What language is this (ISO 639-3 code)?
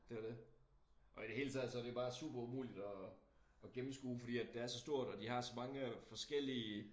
dan